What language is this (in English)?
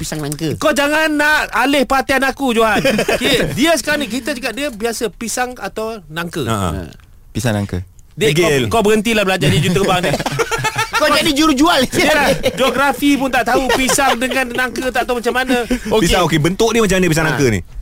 Malay